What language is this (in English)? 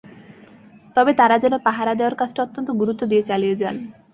Bangla